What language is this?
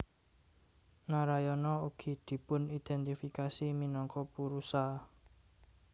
Javanese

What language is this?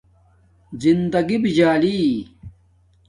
Domaaki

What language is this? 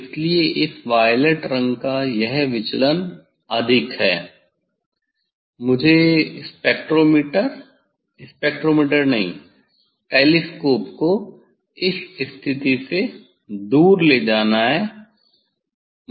Hindi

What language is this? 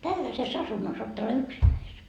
Finnish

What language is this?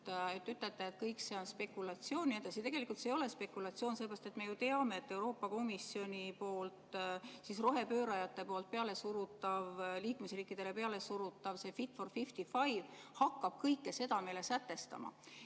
Estonian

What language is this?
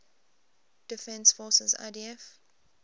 English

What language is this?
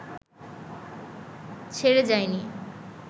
Bangla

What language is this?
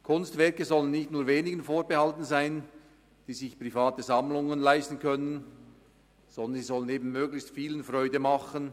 Swiss German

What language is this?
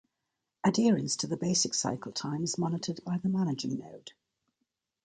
English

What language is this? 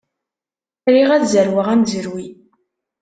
Kabyle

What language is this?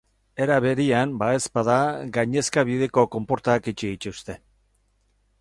Basque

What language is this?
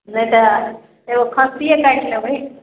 Maithili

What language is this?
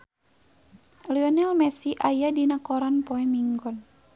Sundanese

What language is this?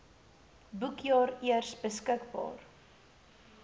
Afrikaans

